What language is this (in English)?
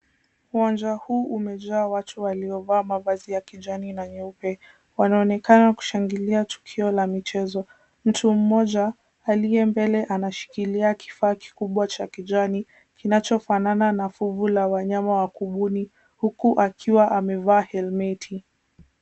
Swahili